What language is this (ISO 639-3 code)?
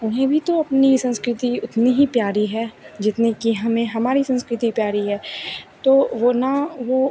hin